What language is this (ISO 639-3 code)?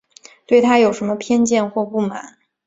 zho